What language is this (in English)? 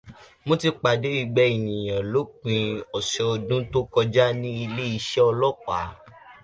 Yoruba